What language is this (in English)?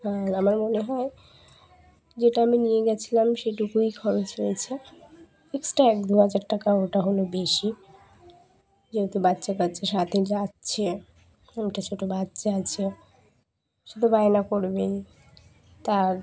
Bangla